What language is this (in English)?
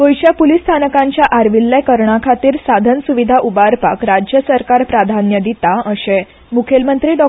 Konkani